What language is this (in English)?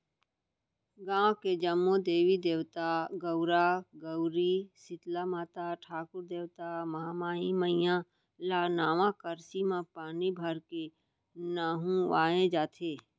Chhattisgarhi